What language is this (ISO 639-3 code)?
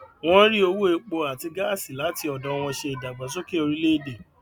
yor